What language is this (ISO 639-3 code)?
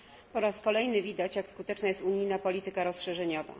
pol